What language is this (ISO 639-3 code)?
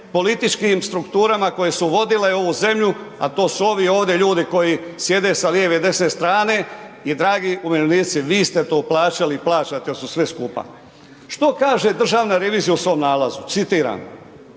hrv